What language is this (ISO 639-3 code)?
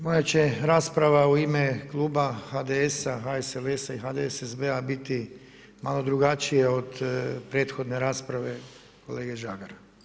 hrv